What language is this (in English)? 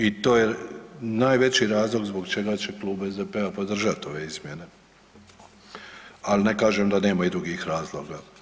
Croatian